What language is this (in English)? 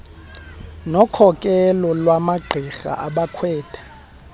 Xhosa